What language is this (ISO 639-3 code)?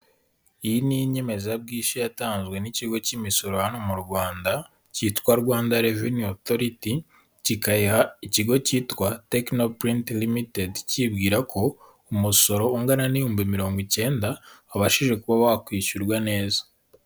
kin